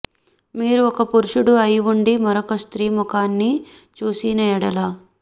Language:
Telugu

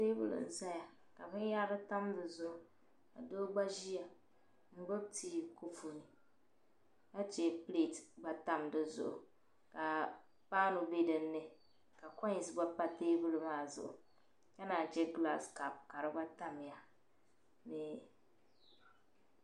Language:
Dagbani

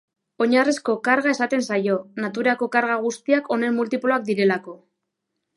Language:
Basque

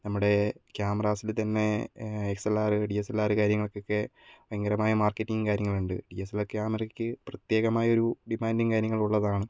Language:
Malayalam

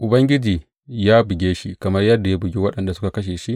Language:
Hausa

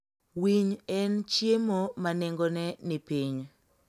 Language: Luo (Kenya and Tanzania)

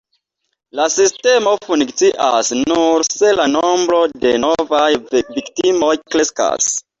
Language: Esperanto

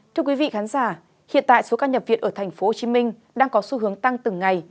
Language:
Vietnamese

